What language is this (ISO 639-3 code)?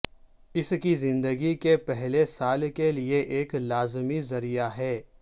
urd